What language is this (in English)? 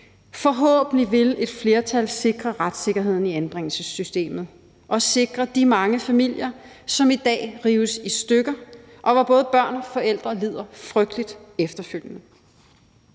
Danish